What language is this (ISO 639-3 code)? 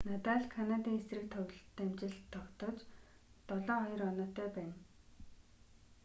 mon